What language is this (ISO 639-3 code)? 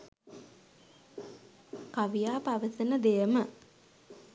sin